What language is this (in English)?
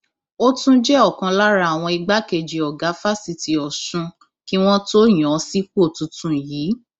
Yoruba